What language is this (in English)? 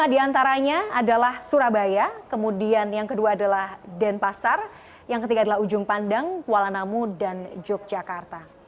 Indonesian